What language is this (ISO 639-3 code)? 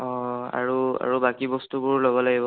asm